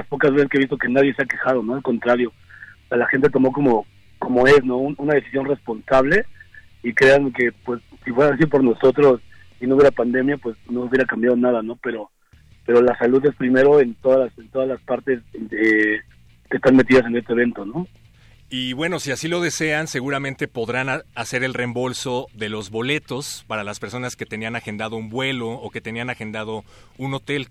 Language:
Spanish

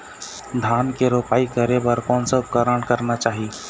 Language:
Chhattisgarhi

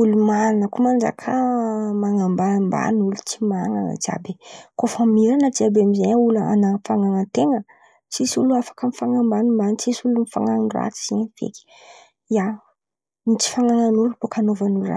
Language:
Antankarana Malagasy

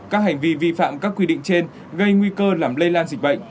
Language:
Vietnamese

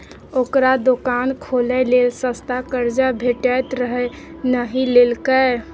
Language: Maithili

